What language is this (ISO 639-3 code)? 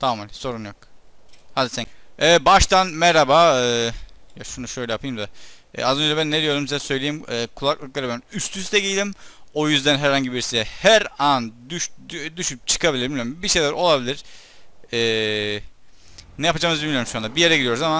tur